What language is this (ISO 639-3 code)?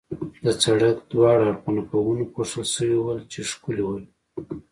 pus